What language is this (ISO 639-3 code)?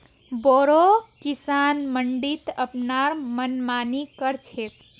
mag